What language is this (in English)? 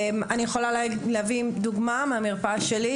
Hebrew